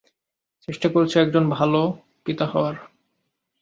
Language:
Bangla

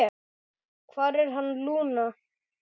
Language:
Icelandic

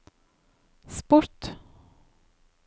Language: Norwegian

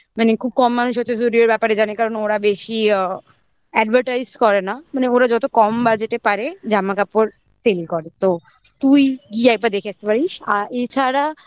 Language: Bangla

